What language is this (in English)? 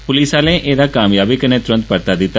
Dogri